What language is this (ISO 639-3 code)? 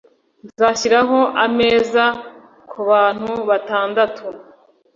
kin